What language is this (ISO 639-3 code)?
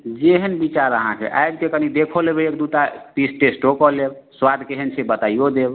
mai